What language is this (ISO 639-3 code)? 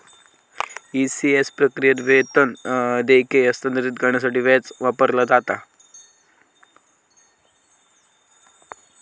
mar